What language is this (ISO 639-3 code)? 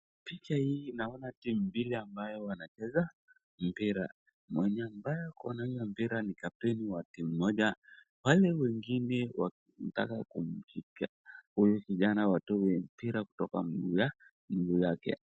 swa